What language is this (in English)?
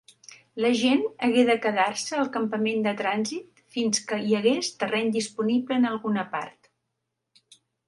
Catalan